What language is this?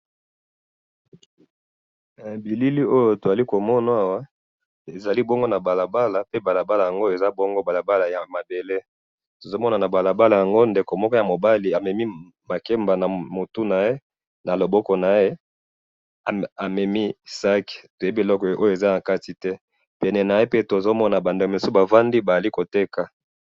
Lingala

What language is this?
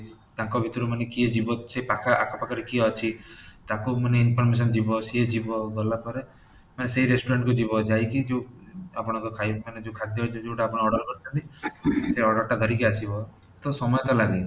Odia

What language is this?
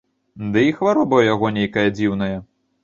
Belarusian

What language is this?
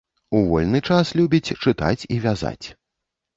Belarusian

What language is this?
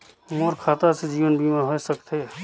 Chhattisgarhi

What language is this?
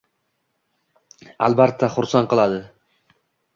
Uzbek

